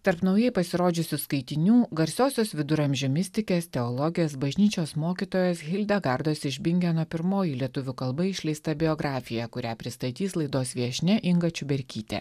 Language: Lithuanian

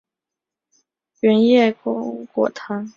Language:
Chinese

